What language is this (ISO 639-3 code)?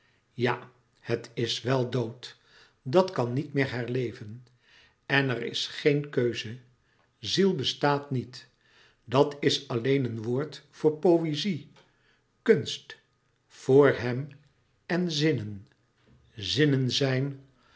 nld